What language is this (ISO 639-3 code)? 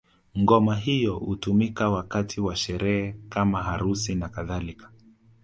swa